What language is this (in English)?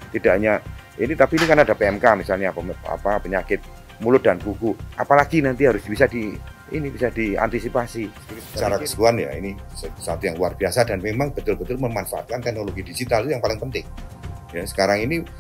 Indonesian